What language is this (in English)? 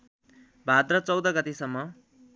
Nepali